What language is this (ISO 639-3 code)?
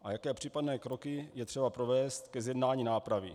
ces